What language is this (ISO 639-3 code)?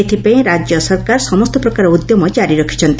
ori